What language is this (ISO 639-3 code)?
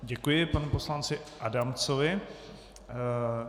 ces